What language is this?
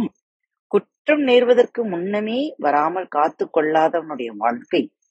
Tamil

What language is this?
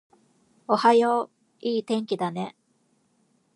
Japanese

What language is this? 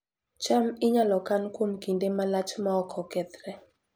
Luo (Kenya and Tanzania)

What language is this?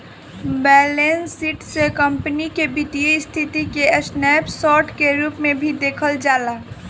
Bhojpuri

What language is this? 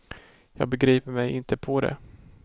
Swedish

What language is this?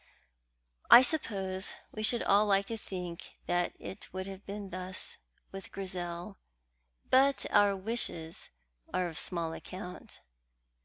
English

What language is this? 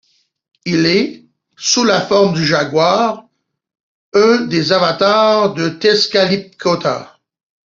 French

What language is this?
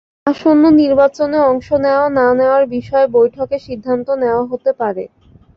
Bangla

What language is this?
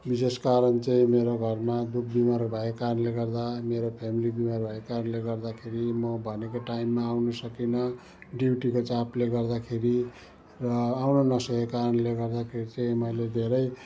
Nepali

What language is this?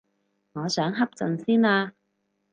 Cantonese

